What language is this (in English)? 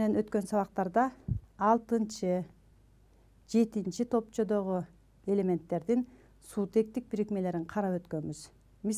Turkish